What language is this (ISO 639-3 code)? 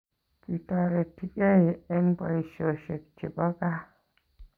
kln